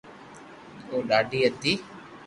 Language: Loarki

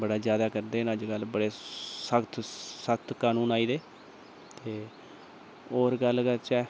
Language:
Dogri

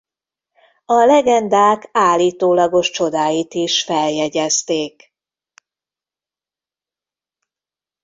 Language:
Hungarian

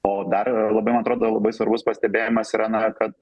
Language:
Lithuanian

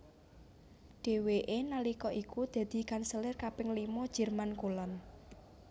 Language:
Javanese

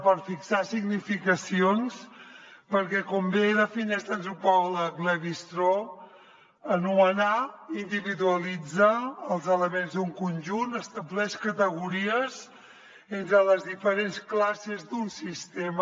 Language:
Catalan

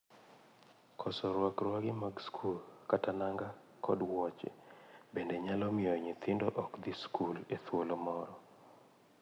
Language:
Luo (Kenya and Tanzania)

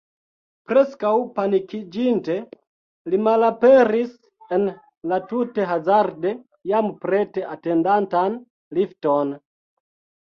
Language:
Esperanto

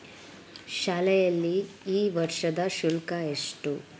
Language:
Kannada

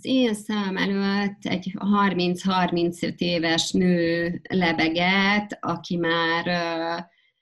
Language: Hungarian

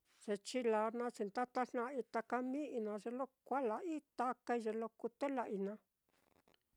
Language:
Mitlatongo Mixtec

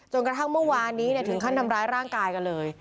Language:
Thai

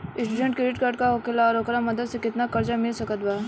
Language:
Bhojpuri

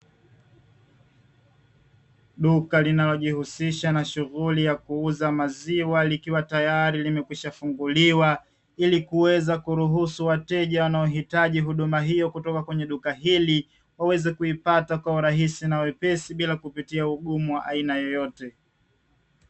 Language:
Swahili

